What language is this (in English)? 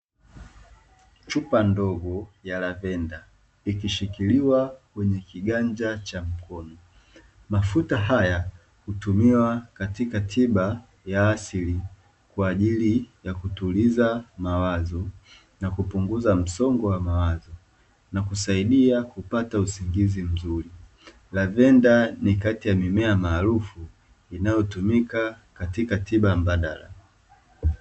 Swahili